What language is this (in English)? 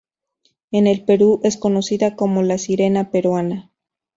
Spanish